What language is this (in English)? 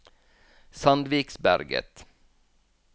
Norwegian